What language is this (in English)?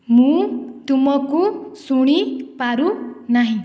Odia